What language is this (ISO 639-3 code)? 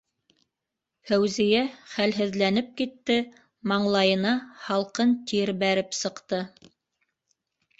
bak